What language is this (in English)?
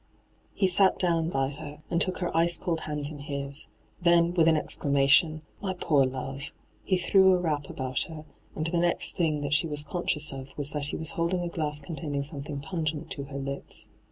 English